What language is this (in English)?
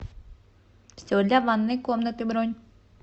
Russian